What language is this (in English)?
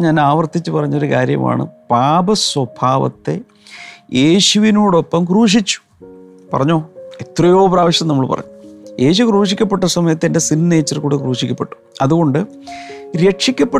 Malayalam